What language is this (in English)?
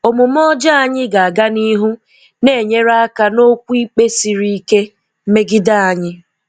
Igbo